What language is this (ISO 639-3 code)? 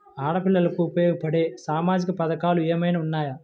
tel